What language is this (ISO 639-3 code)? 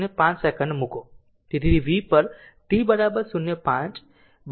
guj